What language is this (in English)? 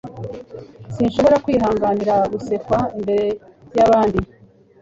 Kinyarwanda